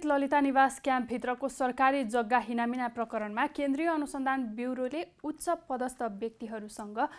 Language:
Romanian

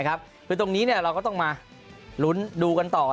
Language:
Thai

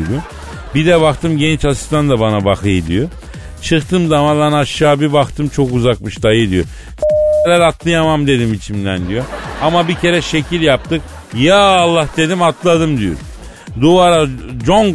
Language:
Turkish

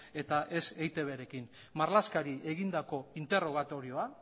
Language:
Basque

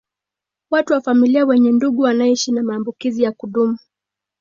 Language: Swahili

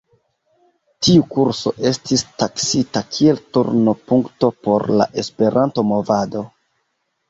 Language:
Esperanto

